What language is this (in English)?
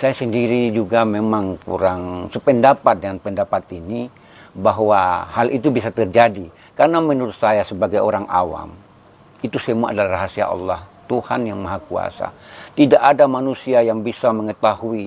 Indonesian